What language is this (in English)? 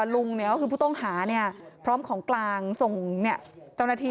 Thai